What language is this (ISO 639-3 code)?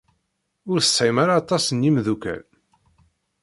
kab